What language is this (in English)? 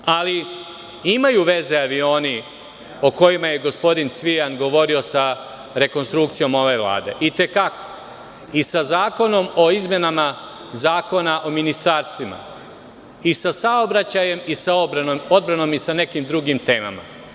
Serbian